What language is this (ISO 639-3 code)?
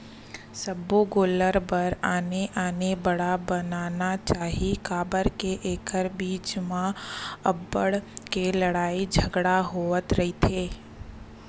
hne